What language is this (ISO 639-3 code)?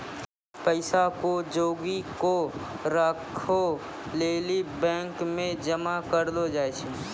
mai